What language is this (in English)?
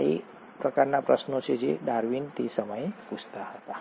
Gujarati